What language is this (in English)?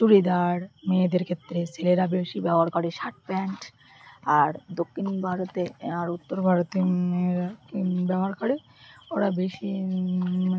Bangla